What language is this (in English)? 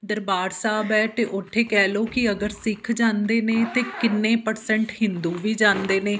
Punjabi